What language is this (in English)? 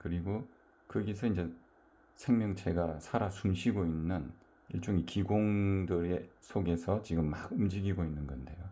Korean